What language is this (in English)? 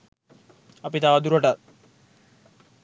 Sinhala